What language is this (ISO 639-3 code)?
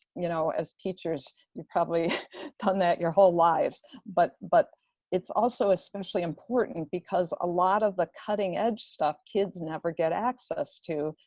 eng